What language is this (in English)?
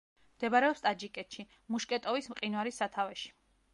Georgian